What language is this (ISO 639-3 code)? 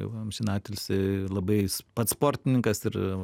lit